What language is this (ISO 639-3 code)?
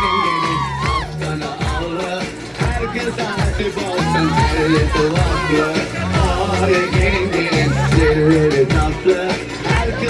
ara